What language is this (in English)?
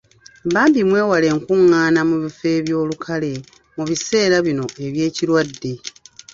Ganda